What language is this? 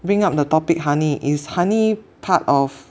English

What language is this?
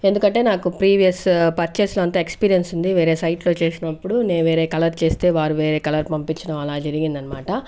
Telugu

